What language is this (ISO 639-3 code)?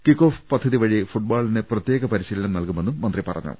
mal